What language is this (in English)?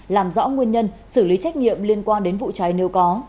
Vietnamese